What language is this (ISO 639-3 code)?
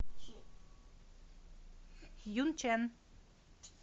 rus